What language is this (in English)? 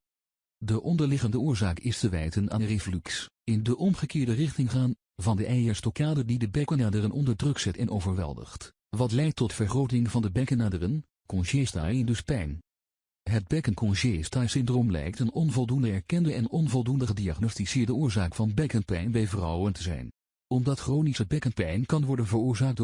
Dutch